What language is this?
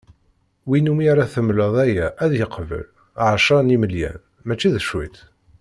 Kabyle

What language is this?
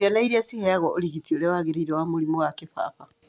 Kikuyu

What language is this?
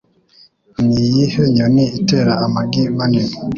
Kinyarwanda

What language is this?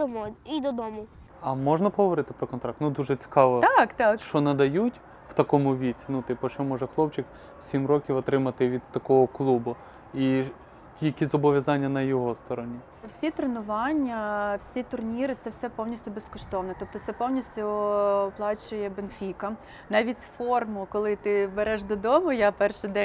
Ukrainian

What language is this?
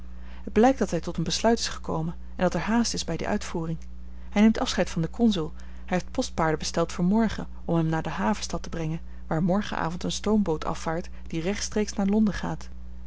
Dutch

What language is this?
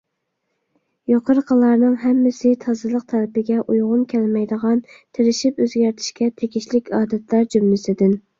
Uyghur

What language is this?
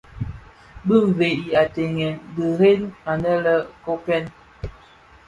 Bafia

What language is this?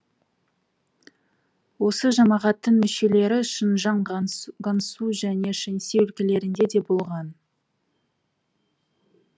Kazakh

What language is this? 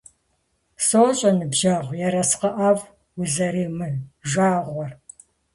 Kabardian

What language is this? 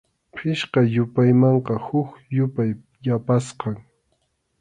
Arequipa-La Unión Quechua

